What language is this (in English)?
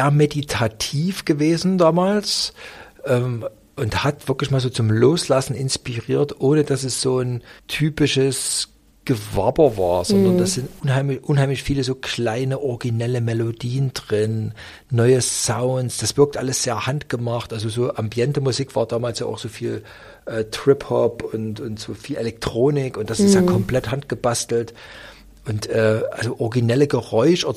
German